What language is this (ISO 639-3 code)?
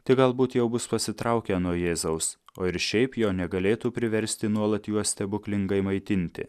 lit